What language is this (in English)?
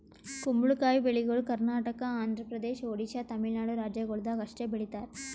Kannada